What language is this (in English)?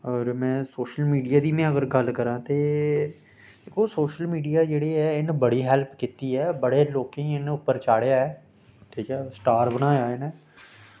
Dogri